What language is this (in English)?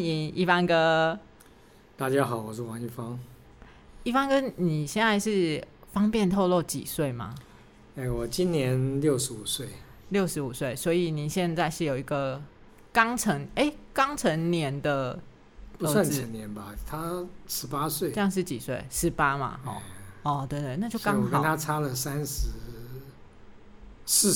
Chinese